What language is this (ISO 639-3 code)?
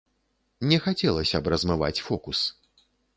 bel